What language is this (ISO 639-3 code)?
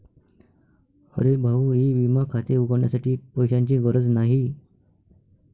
mar